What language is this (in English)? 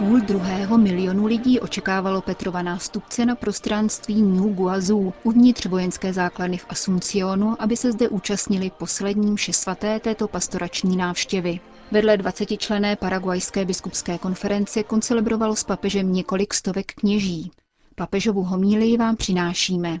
Czech